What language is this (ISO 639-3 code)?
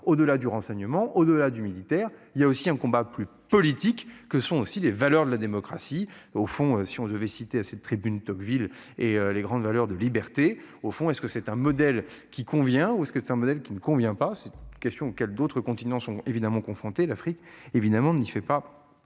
fra